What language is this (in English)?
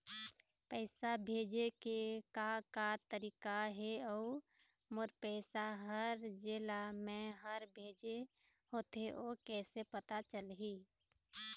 Chhattisgarhi